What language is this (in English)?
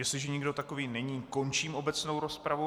Czech